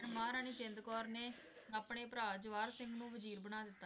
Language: Punjabi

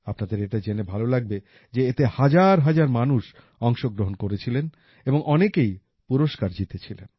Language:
Bangla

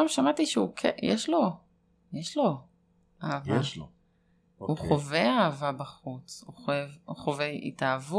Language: Hebrew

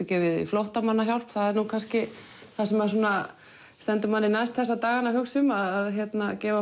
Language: Icelandic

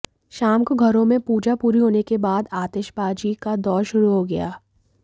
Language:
Hindi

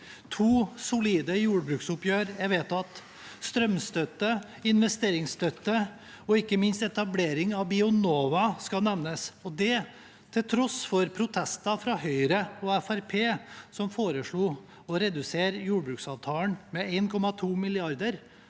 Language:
Norwegian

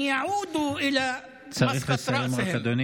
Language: Hebrew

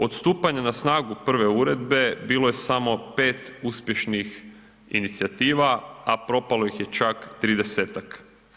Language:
Croatian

